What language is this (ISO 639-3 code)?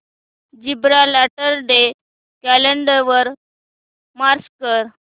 mar